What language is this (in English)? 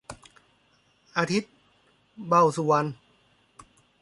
Thai